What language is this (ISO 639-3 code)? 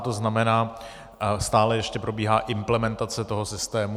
ces